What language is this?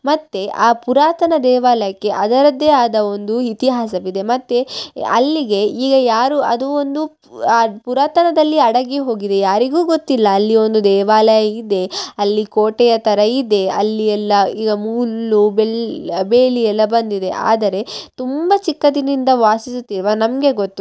Kannada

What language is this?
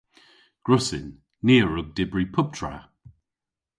Cornish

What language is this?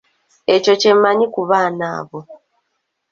Ganda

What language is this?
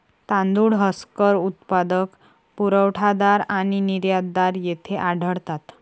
Marathi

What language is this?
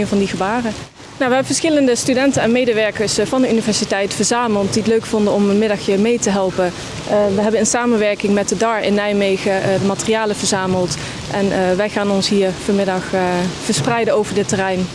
Dutch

